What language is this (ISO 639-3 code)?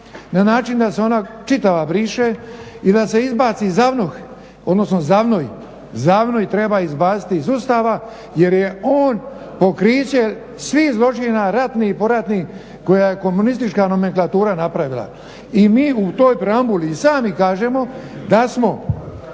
hrv